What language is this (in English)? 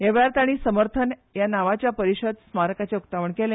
Konkani